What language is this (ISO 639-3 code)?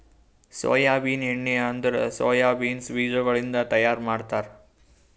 kan